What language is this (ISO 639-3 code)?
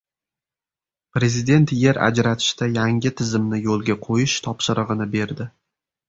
uzb